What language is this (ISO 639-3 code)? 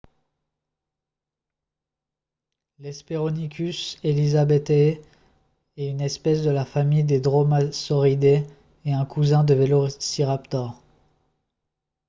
fra